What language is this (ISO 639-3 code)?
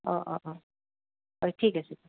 asm